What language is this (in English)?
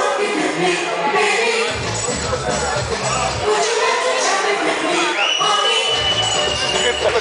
Ukrainian